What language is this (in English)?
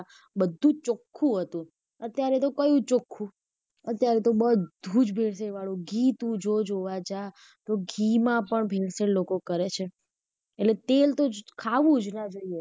Gujarati